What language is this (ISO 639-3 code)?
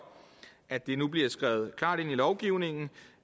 dan